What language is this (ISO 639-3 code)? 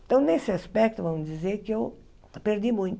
por